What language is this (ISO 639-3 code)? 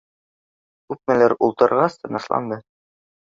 bak